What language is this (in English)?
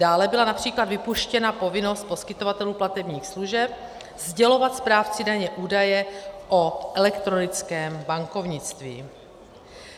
Czech